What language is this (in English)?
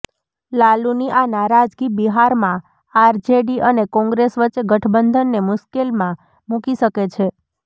Gujarati